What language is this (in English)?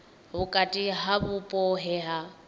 Venda